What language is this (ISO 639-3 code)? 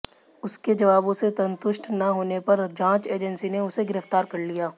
hin